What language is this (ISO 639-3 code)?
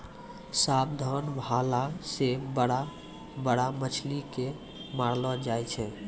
mai